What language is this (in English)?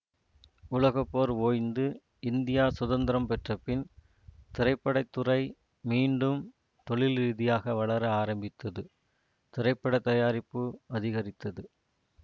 Tamil